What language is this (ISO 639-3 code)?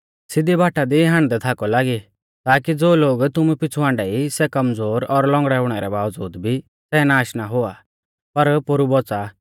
bfz